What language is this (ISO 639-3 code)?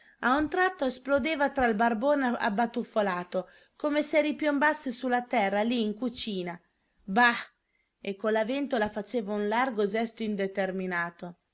ita